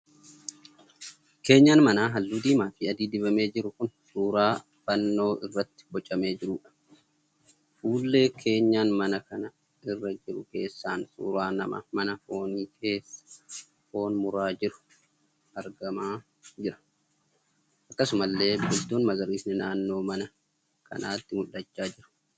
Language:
Oromo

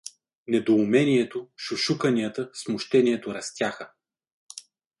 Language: Bulgarian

